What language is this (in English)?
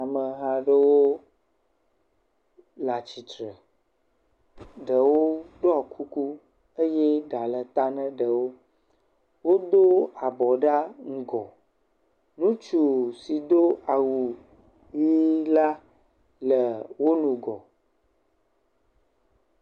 Ewe